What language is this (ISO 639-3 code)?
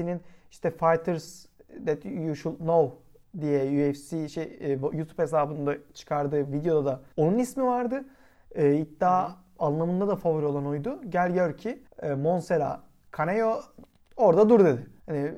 tur